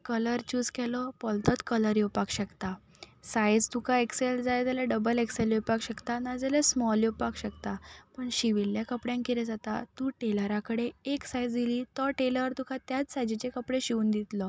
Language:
Konkani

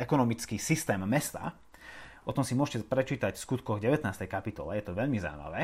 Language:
Slovak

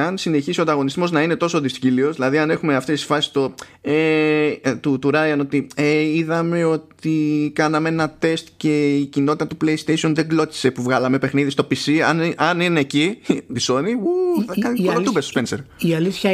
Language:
Greek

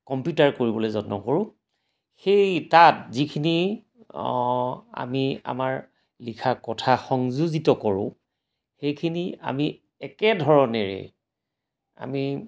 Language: Assamese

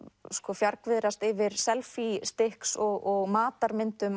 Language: Icelandic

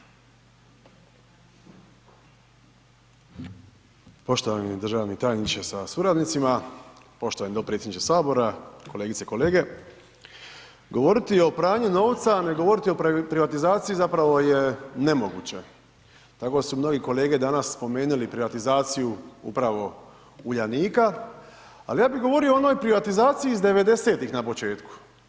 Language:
Croatian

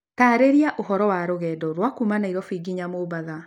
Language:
Kikuyu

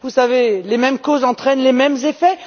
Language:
French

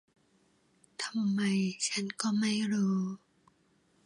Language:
Thai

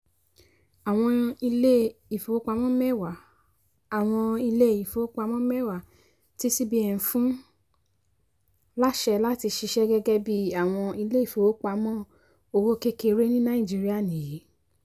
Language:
Yoruba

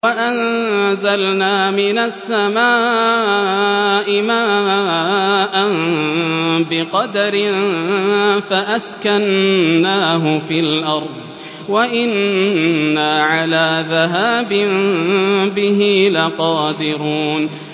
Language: Arabic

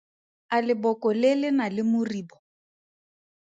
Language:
Tswana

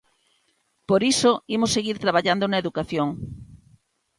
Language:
Galician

